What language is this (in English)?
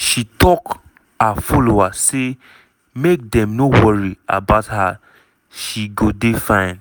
Nigerian Pidgin